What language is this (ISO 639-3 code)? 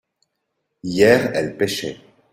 fra